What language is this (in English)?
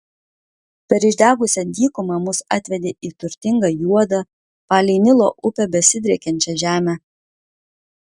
Lithuanian